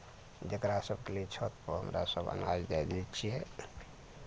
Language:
Maithili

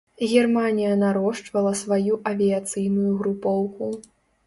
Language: Belarusian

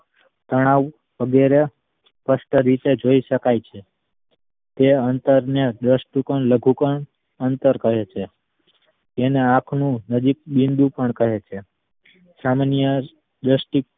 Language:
Gujarati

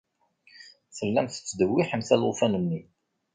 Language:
Kabyle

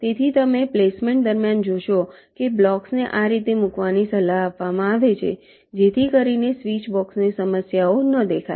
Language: Gujarati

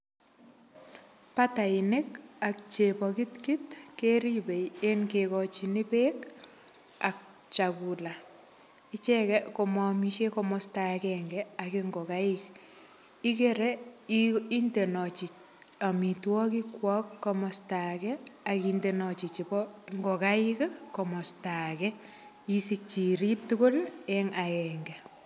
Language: Kalenjin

